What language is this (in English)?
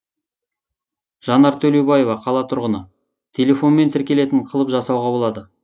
Kazakh